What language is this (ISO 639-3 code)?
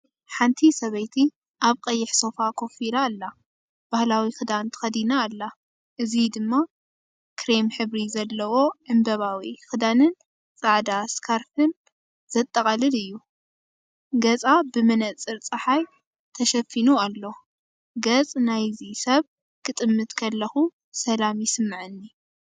tir